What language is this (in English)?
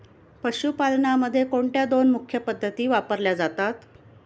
Marathi